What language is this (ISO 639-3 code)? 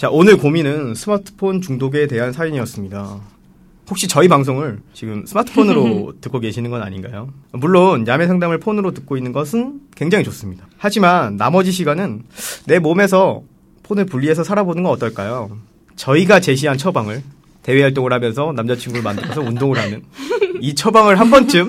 kor